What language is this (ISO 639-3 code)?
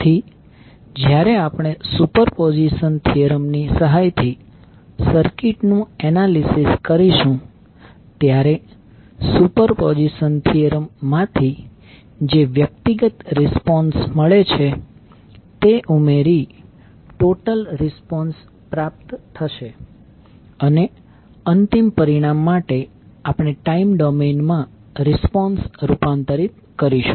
guj